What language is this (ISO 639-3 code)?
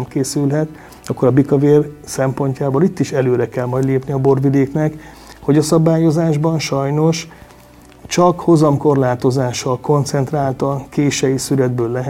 hun